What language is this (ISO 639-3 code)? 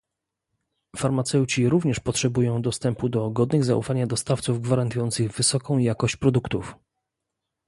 pol